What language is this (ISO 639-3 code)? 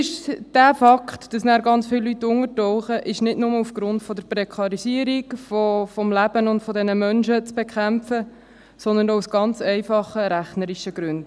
gsw